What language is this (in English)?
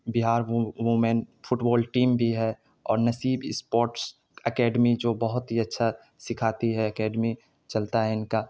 Urdu